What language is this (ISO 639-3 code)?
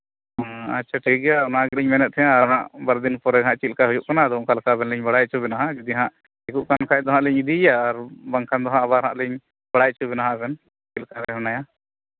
sat